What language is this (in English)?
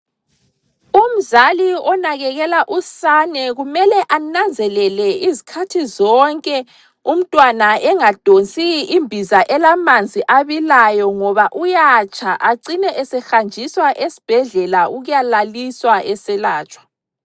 North Ndebele